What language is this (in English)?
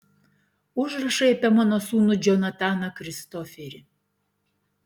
Lithuanian